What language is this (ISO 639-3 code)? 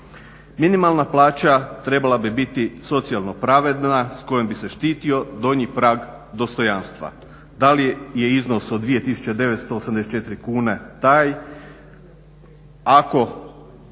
hrv